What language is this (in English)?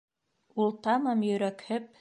Bashkir